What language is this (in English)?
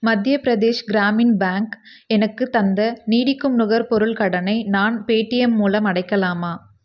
Tamil